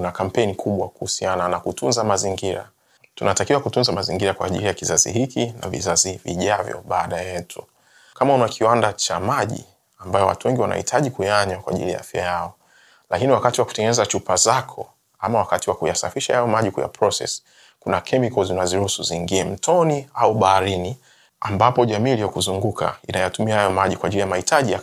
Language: Swahili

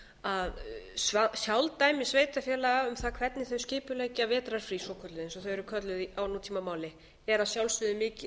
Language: Icelandic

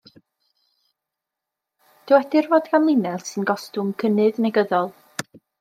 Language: Welsh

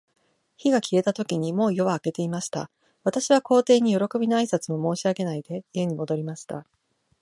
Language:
Japanese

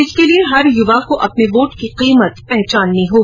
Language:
Hindi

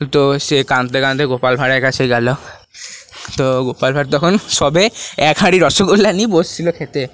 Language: Bangla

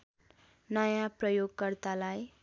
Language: Nepali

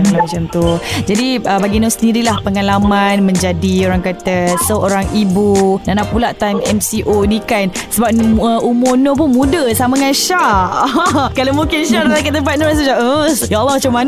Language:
Malay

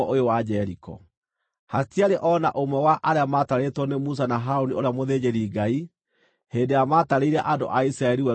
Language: Kikuyu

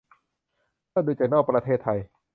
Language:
Thai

